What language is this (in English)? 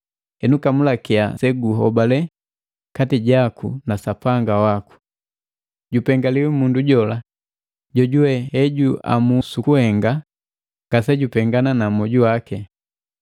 Matengo